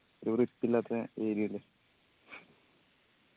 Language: Malayalam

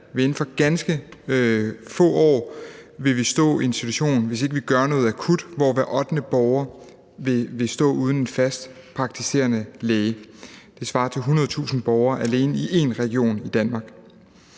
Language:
Danish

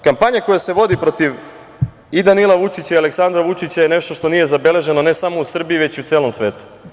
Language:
Serbian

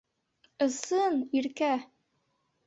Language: Bashkir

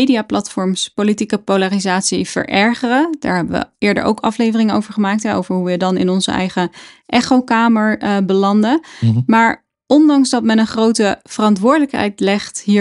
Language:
Dutch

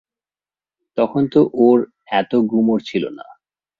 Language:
Bangla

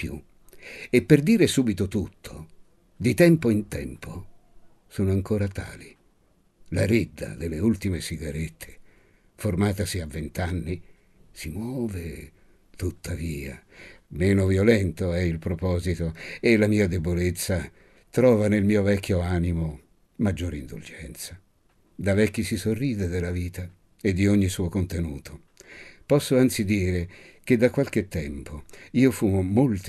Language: Italian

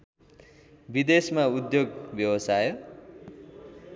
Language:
Nepali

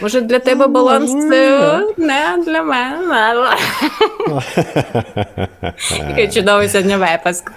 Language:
Ukrainian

